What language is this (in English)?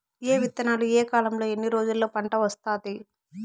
Telugu